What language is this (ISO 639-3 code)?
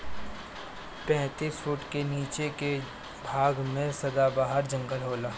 bho